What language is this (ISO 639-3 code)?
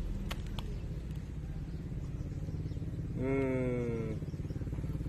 tha